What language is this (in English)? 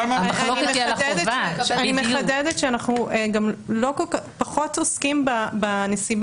Hebrew